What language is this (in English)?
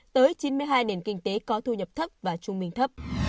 Vietnamese